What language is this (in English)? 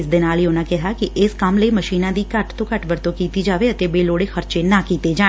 Punjabi